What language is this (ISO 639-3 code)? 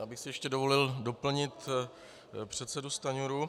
ces